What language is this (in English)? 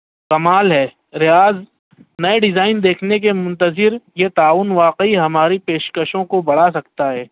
Urdu